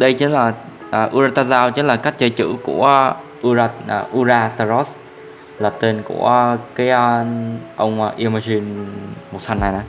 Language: Vietnamese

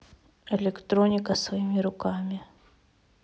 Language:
Russian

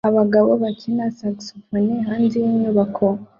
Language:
Kinyarwanda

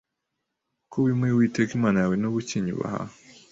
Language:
Kinyarwanda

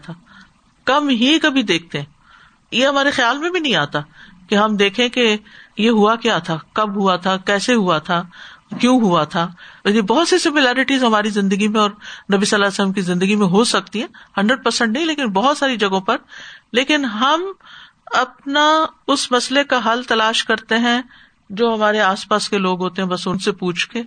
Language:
Urdu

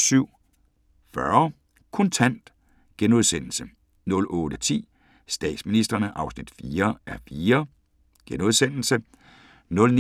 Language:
Danish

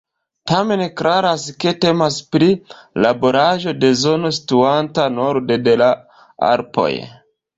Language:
Esperanto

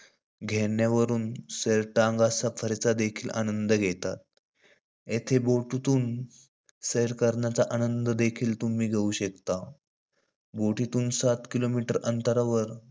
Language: Marathi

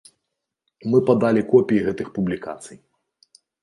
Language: Belarusian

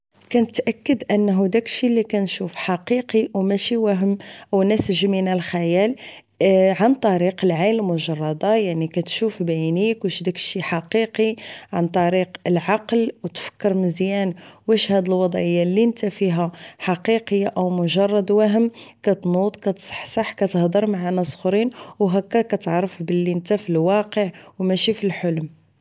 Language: Moroccan Arabic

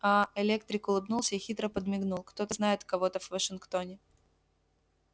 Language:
Russian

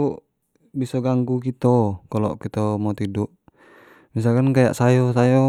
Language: Jambi Malay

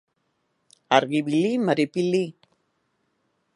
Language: Basque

